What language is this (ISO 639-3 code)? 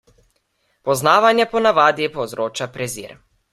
slv